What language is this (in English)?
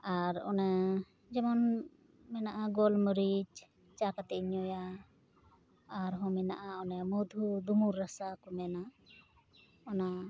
Santali